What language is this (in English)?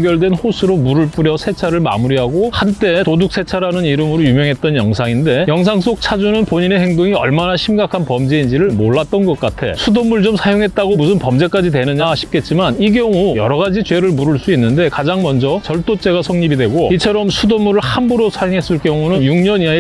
Korean